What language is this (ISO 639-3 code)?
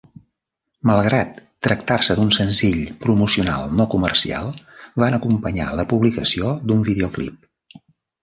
cat